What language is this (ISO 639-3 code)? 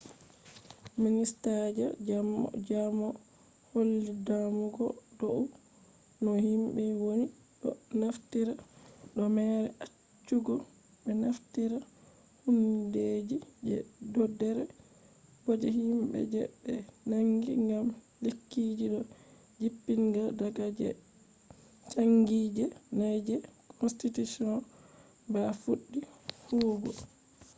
ful